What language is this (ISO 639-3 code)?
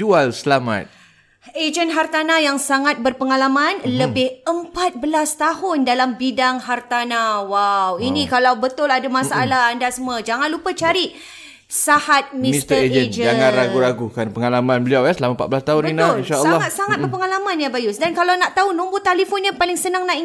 msa